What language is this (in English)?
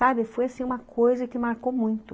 Portuguese